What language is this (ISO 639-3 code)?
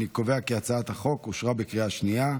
heb